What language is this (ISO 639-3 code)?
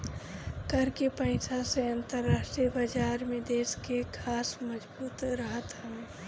bho